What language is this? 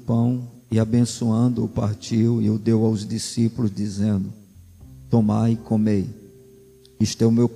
Portuguese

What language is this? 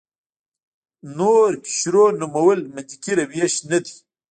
Pashto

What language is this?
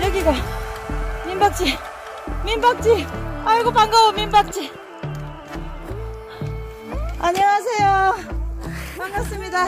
Korean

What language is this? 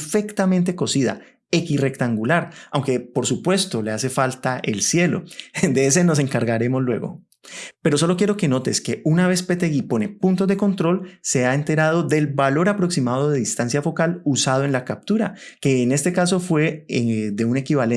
Spanish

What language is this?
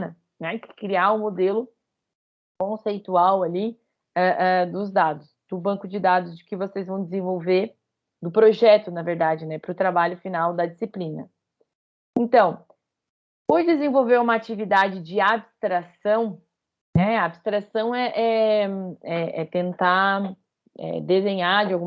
Portuguese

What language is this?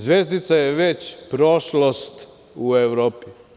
Serbian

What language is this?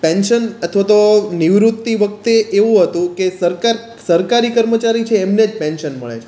Gujarati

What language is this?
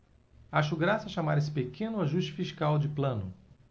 Portuguese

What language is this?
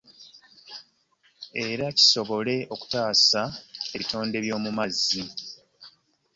Ganda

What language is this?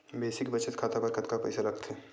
Chhattisgarhi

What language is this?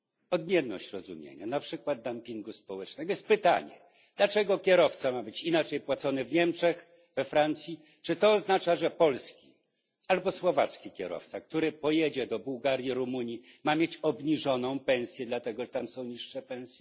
Polish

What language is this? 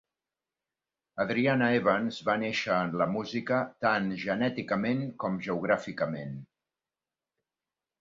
Catalan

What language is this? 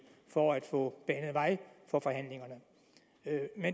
Danish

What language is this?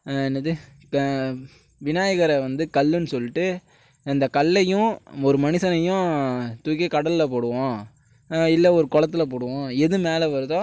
Tamil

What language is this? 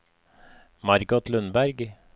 Norwegian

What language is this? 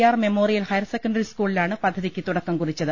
Malayalam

